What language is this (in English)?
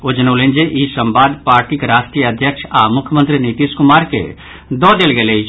Maithili